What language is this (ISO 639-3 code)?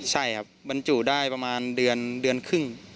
tha